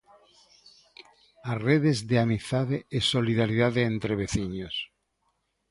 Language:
Galician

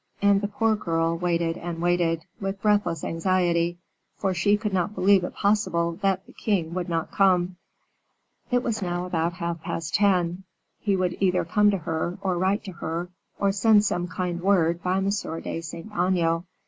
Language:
English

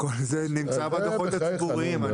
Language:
Hebrew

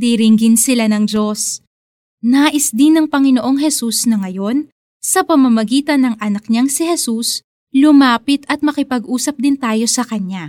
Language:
Filipino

